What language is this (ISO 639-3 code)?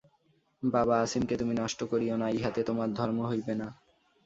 ben